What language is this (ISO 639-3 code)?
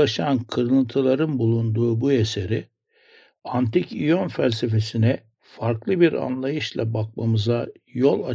tur